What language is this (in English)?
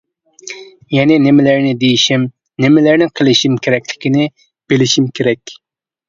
Uyghur